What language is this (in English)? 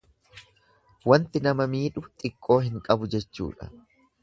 Oromo